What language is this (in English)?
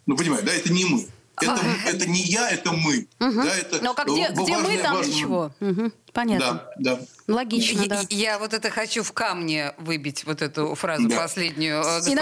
Russian